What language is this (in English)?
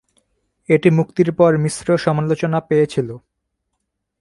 Bangla